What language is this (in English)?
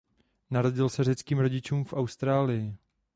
Czech